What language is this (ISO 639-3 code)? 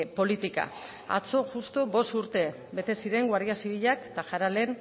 eus